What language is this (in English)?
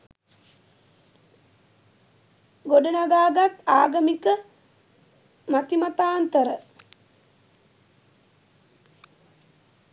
Sinhala